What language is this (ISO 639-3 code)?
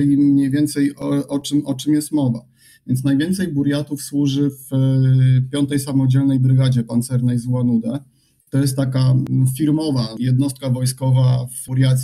pol